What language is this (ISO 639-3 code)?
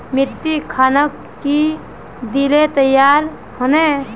mag